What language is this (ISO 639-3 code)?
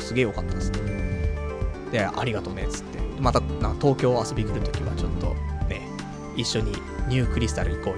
jpn